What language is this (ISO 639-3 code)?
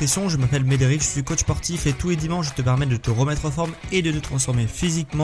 fra